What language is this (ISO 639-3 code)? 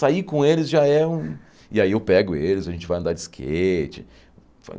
por